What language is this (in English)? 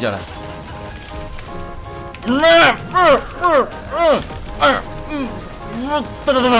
Korean